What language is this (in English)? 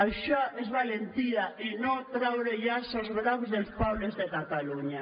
Catalan